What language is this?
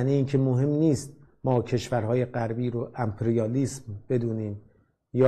Persian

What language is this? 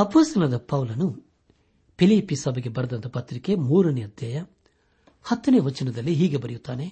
Kannada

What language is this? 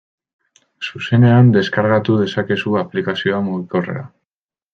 Basque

